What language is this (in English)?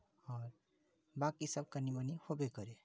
Maithili